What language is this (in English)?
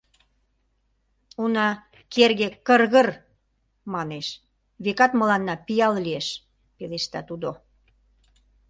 Mari